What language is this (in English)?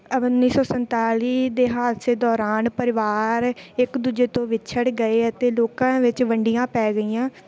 Punjabi